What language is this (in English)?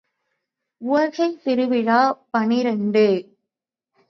Tamil